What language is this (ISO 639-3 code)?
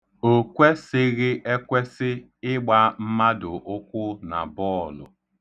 ibo